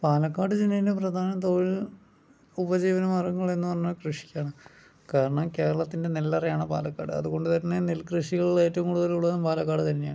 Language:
Malayalam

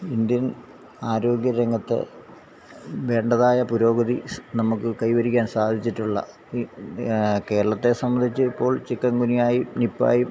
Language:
Malayalam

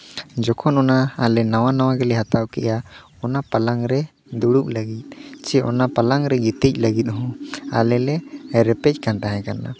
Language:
Santali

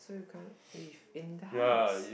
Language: English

